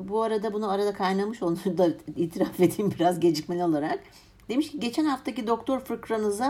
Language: Turkish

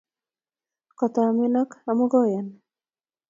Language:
Kalenjin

